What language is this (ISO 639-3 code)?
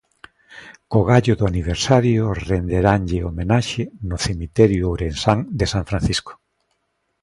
glg